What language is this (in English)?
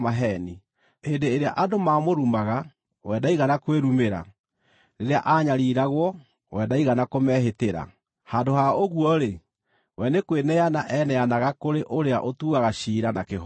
Kikuyu